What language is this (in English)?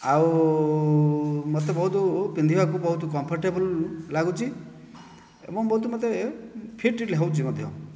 Odia